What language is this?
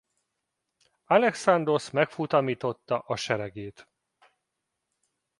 Hungarian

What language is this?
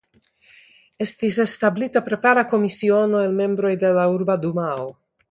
Esperanto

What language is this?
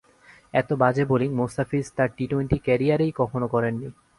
Bangla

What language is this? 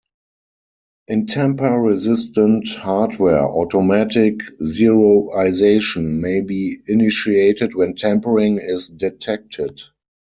English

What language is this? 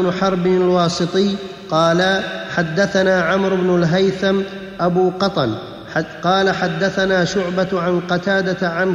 Arabic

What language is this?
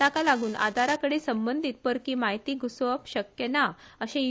Konkani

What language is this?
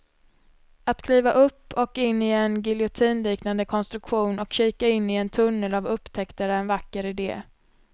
Swedish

